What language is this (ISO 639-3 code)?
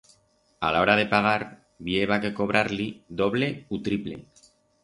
arg